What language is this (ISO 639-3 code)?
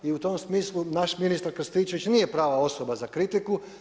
hrv